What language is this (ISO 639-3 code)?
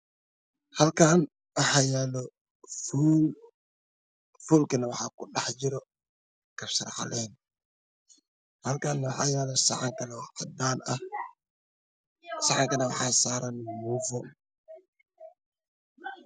som